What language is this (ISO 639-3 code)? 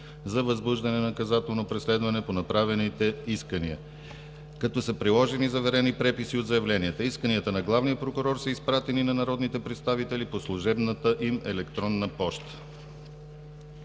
bul